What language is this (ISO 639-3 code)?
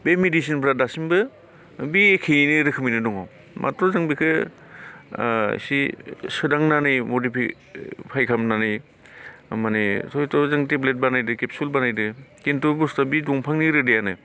brx